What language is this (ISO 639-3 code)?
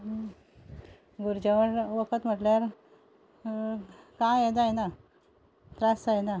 kok